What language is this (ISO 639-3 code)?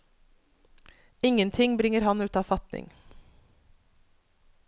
nor